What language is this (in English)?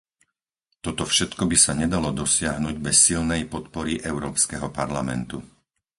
Slovak